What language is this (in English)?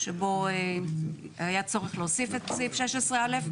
Hebrew